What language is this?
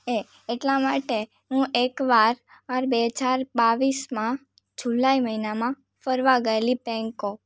Gujarati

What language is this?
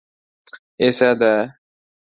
Uzbek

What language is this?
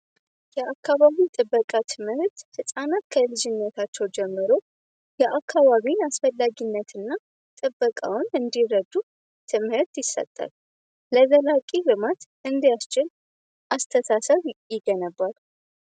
Amharic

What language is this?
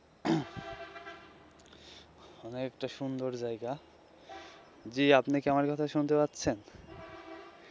Bangla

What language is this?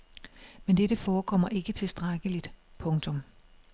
Danish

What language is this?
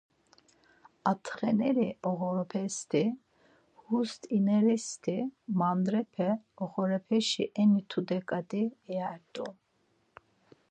Laz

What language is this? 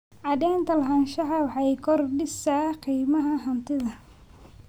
Somali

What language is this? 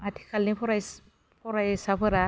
Bodo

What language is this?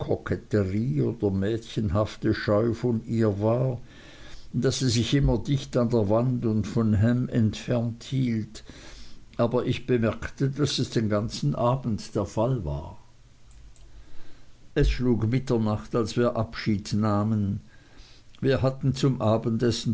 German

